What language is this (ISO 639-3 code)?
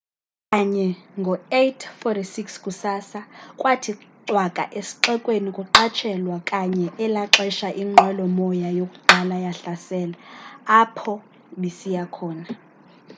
xho